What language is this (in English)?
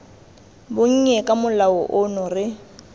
Tswana